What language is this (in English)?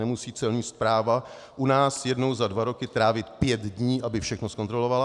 Czech